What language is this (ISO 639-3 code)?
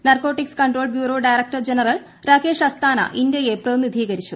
mal